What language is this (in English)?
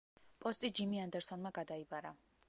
Georgian